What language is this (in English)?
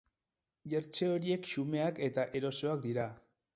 Basque